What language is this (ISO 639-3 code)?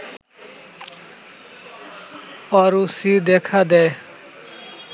ben